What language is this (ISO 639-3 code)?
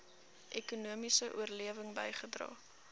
afr